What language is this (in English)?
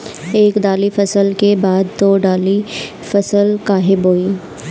Bhojpuri